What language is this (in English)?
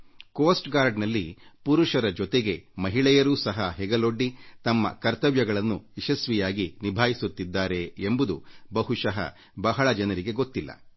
Kannada